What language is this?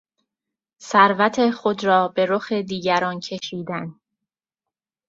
Persian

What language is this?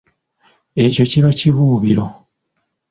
Ganda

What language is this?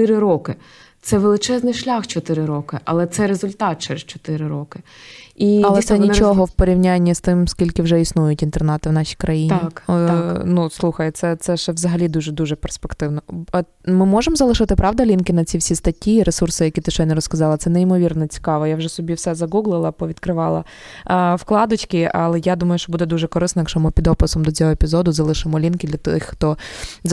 Ukrainian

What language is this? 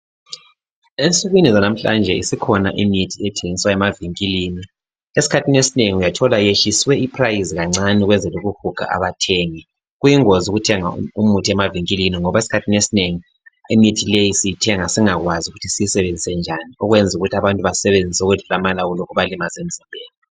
North Ndebele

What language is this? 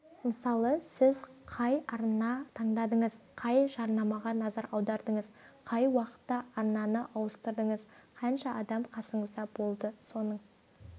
Kazakh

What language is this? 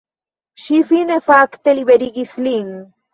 Esperanto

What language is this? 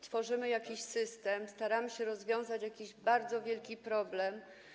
Polish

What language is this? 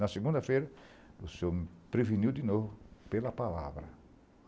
Portuguese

